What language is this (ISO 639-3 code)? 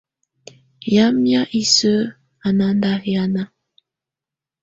tvu